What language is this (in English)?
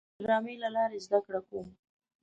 Pashto